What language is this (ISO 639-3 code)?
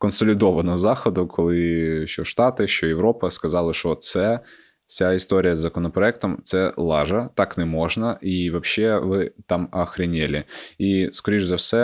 ukr